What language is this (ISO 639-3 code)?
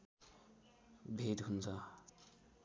nep